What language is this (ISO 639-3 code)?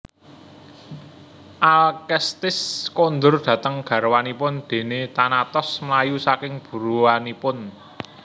jav